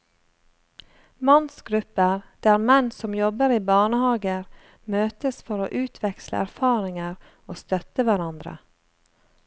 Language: Norwegian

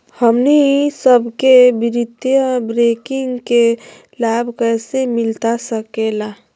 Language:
Magahi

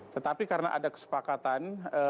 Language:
Indonesian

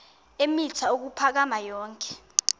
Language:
Xhosa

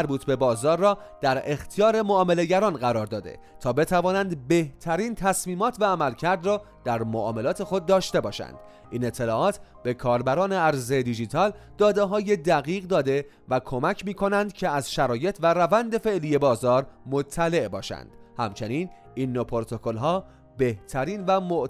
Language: Persian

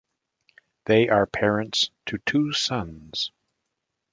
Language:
English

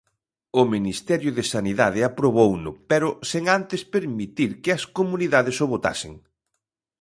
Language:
Galician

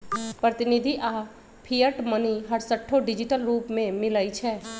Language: Magahi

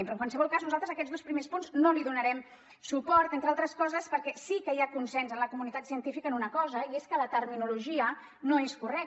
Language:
Catalan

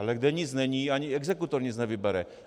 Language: Czech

